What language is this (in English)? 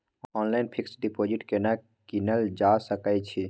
Maithili